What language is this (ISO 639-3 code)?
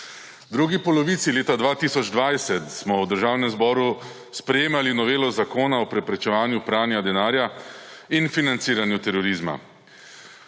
slv